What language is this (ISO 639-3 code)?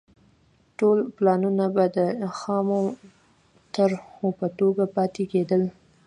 pus